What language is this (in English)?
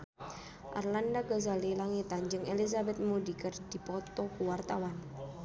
Sundanese